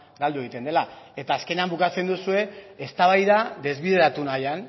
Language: Basque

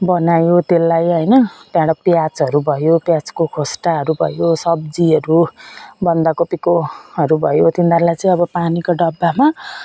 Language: Nepali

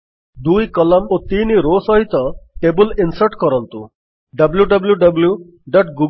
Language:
Odia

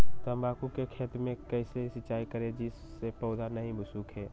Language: Magahi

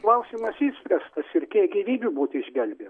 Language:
Lithuanian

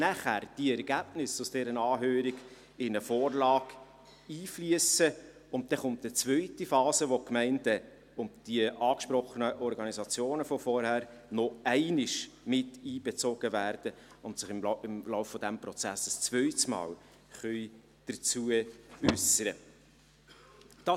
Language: Swiss German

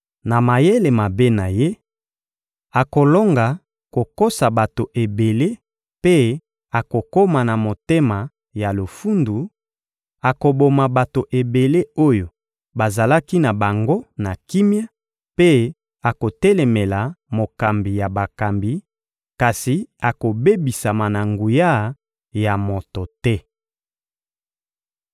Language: Lingala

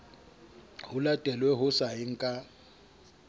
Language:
Southern Sotho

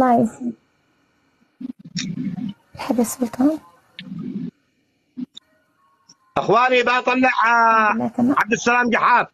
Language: Arabic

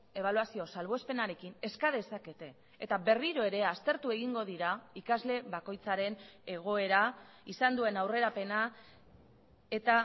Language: Basque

